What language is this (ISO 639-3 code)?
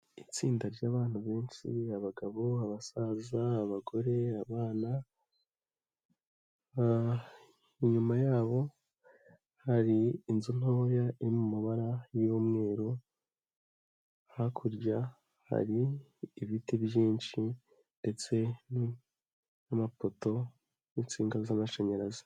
kin